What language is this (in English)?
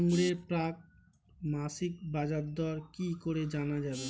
Bangla